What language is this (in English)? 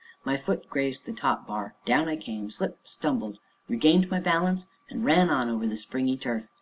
English